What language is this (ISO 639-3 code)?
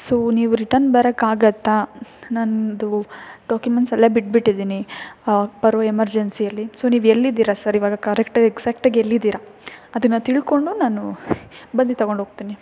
kan